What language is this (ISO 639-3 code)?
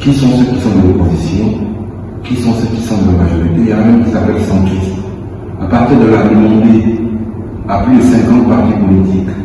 fra